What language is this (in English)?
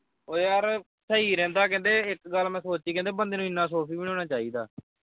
Punjabi